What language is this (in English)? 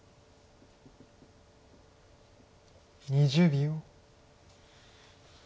Japanese